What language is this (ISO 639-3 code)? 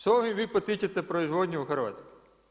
hrv